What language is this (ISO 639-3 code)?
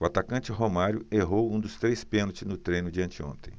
por